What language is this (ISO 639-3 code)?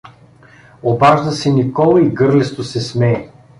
bul